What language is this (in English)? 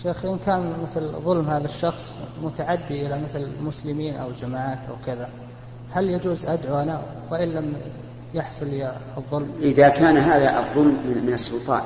Arabic